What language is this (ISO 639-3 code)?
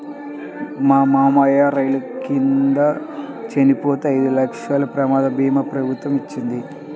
tel